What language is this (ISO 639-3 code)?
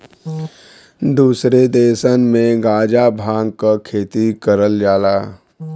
bho